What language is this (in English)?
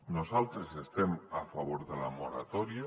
Catalan